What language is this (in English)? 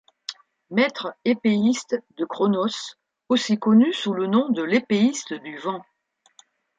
French